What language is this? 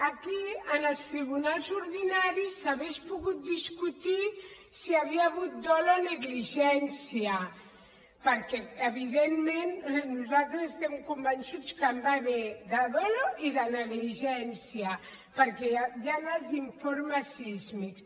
Catalan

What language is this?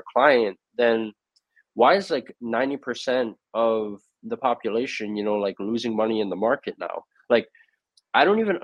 English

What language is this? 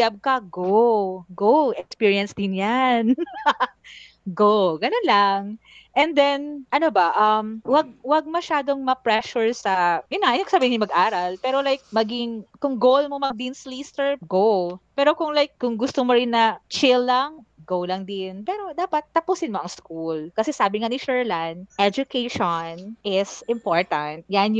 Filipino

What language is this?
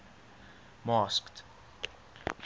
English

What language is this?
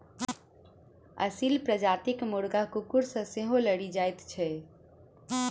Maithili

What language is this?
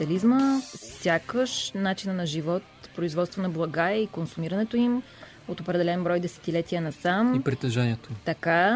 Bulgarian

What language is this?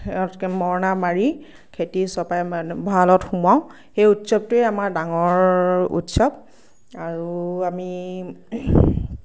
Assamese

